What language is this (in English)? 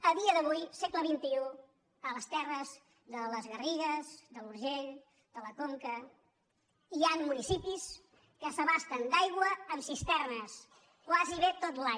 Catalan